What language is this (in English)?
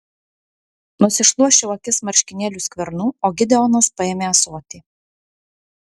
Lithuanian